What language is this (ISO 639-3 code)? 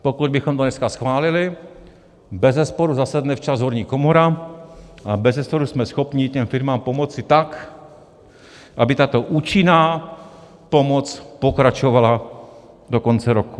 ces